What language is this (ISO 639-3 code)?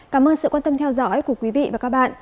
vie